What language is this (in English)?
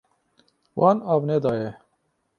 Kurdish